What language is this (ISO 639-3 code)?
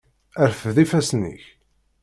kab